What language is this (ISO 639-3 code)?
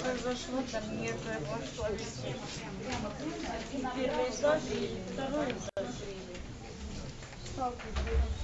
rus